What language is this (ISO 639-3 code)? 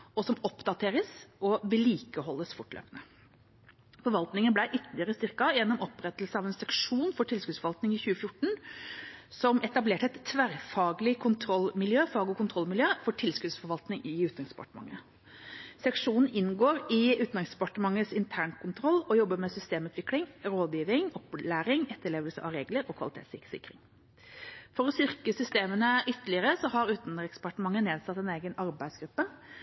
nob